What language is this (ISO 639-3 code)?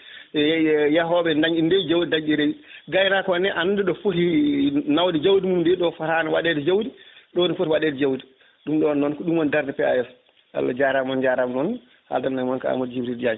ful